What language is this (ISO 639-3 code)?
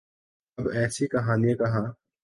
urd